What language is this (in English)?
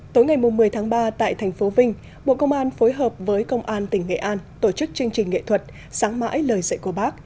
Vietnamese